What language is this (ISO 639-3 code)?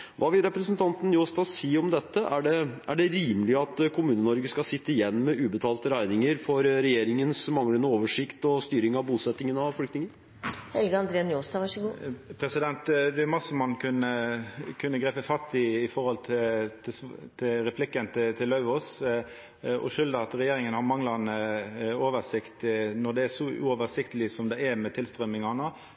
nor